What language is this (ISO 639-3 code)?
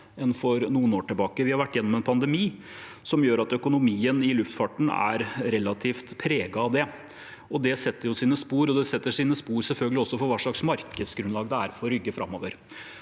nor